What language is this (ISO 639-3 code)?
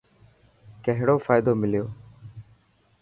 mki